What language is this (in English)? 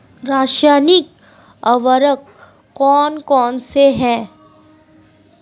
Hindi